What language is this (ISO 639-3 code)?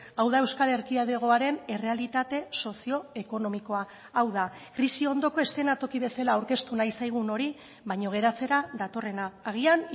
eus